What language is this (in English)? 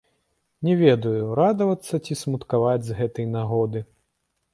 Belarusian